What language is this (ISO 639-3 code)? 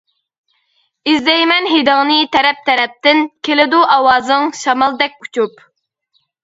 uig